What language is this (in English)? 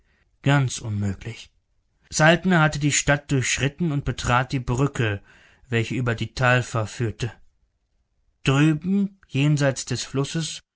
German